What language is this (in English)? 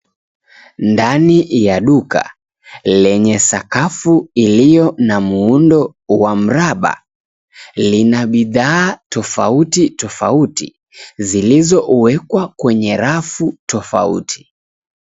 Swahili